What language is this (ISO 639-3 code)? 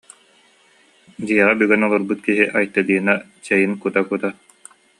sah